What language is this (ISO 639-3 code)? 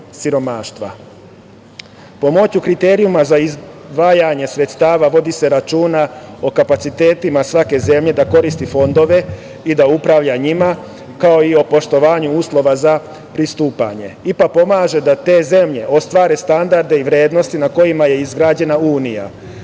srp